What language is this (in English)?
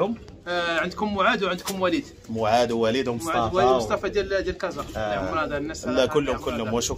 Arabic